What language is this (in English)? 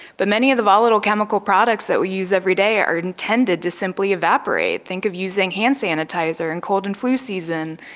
English